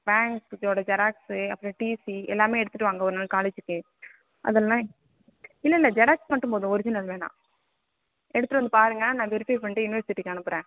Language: Tamil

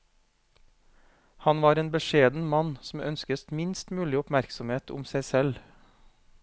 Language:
Norwegian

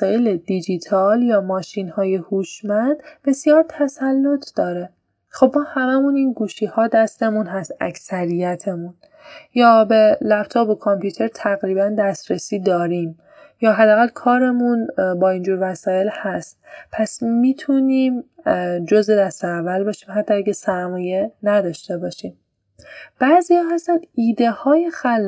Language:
Persian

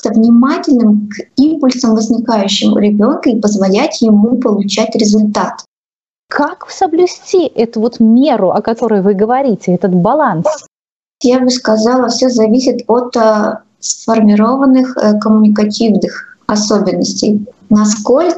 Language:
Russian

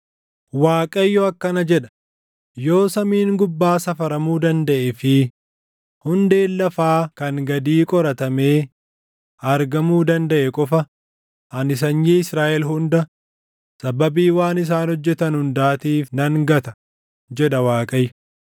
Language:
Oromo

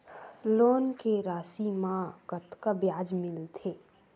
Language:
Chhattisgarhi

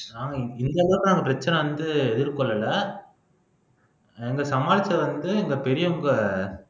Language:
Tamil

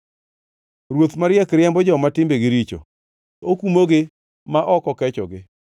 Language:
Luo (Kenya and Tanzania)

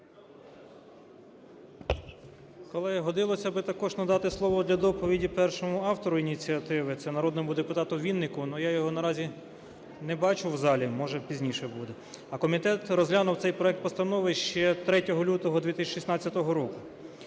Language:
Ukrainian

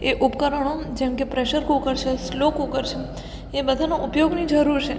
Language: Gujarati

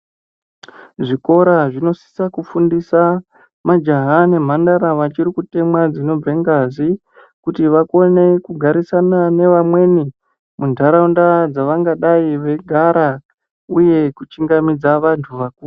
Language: Ndau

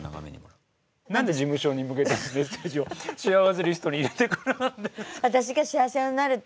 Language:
Japanese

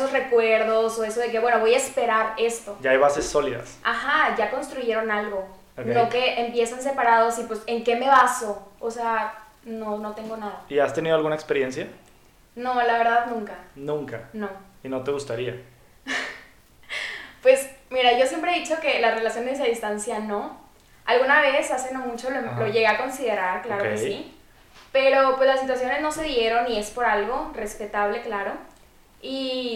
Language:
Spanish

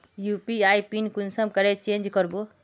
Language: Magahi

